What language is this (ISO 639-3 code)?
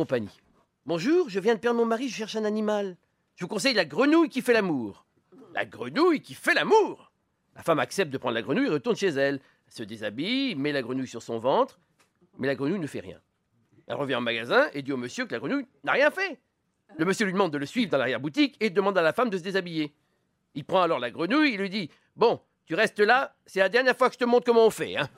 fra